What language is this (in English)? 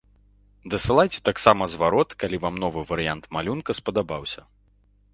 Belarusian